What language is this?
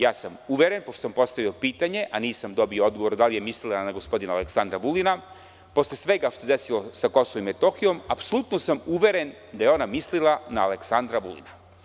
Serbian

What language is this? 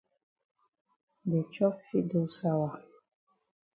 Cameroon Pidgin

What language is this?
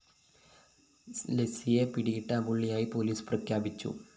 Malayalam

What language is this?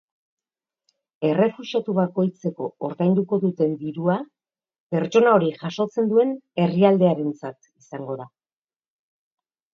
Basque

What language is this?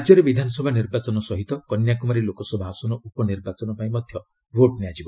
Odia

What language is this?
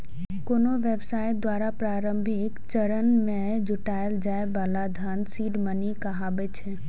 Maithili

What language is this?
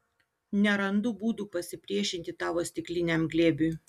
Lithuanian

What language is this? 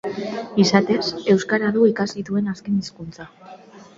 Basque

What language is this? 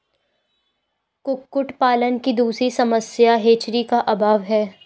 Hindi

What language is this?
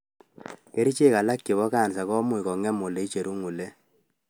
Kalenjin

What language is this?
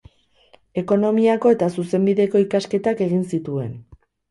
Basque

